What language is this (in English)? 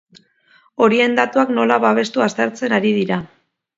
Basque